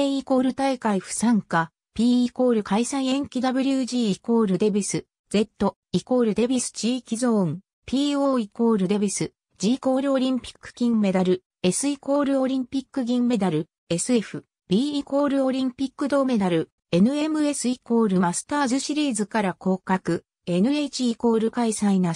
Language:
Japanese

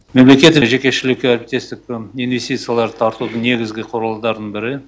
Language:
Kazakh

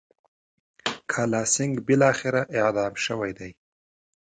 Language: Pashto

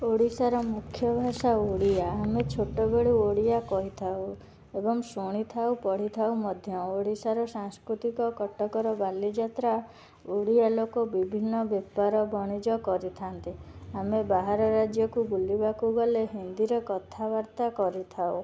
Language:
Odia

